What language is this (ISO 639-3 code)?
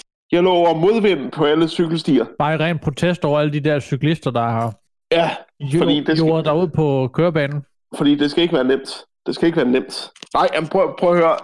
dan